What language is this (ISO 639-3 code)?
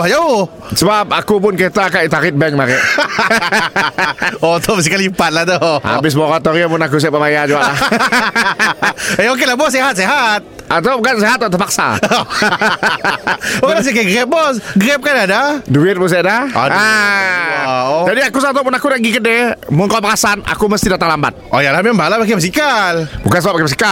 msa